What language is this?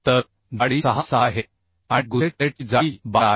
Marathi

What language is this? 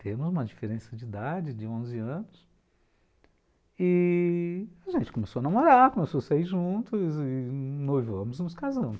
Portuguese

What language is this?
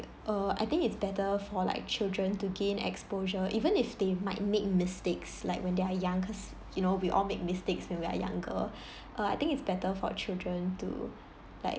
English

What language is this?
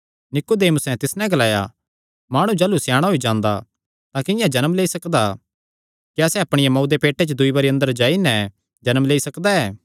Kangri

